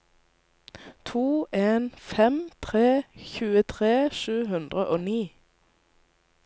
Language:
Norwegian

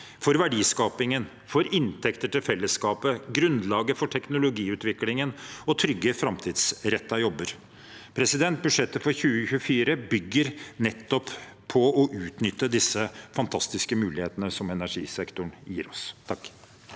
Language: Norwegian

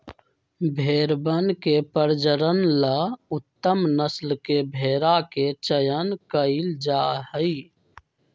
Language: Magahi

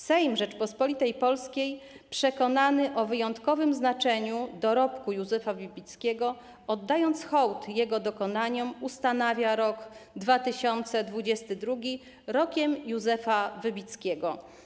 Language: Polish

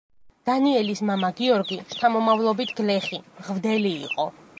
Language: Georgian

